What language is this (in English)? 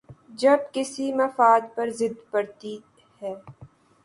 Urdu